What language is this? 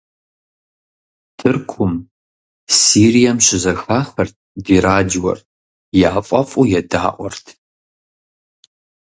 Kabardian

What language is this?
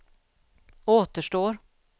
Swedish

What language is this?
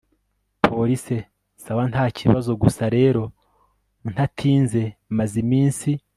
Kinyarwanda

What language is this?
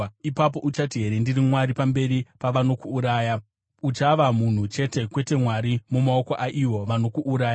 Shona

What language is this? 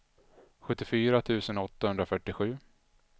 Swedish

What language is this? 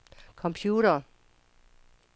Danish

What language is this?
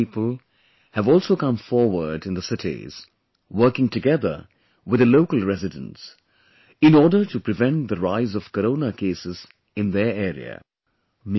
English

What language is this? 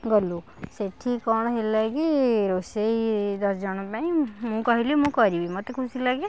Odia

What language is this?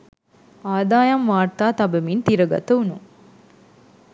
Sinhala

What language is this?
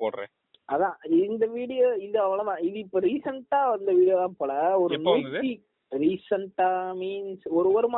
Tamil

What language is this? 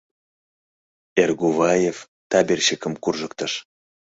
Mari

